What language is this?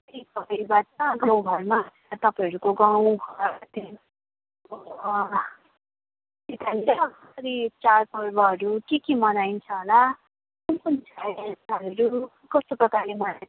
Nepali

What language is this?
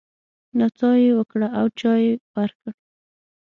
Pashto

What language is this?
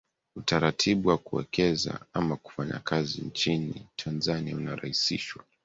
Swahili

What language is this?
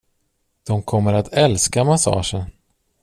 Swedish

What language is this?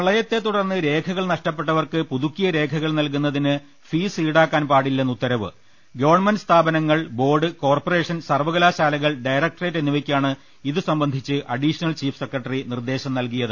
Malayalam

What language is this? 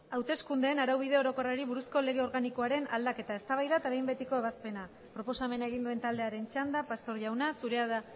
Basque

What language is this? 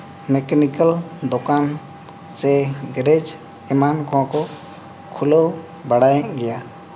Santali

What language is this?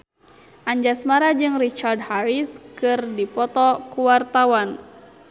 Sundanese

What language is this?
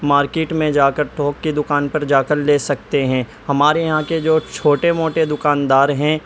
Urdu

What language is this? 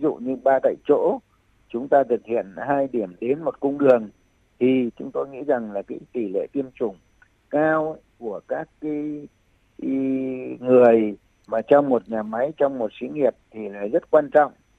Vietnamese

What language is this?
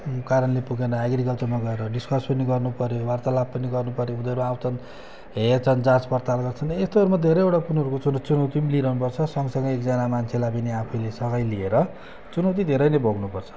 Nepali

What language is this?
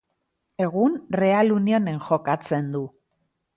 Basque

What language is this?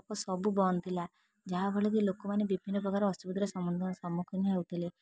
Odia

